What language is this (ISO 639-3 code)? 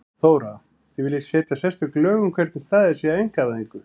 isl